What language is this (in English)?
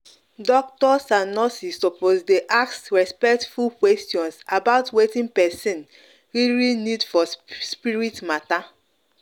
Nigerian Pidgin